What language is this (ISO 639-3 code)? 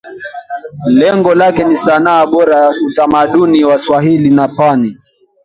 swa